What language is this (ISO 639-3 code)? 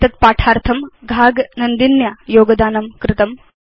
san